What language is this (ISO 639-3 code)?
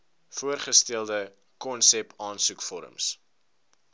afr